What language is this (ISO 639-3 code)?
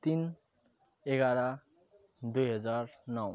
nep